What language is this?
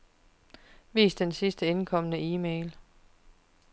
Danish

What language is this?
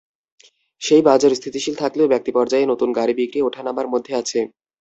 Bangla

